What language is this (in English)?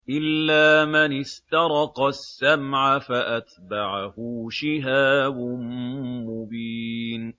Arabic